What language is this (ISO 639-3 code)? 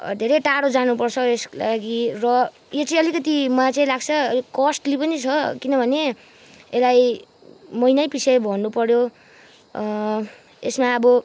nep